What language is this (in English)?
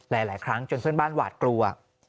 Thai